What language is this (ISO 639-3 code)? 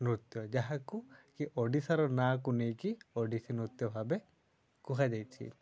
ori